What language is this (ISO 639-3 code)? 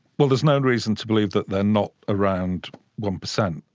eng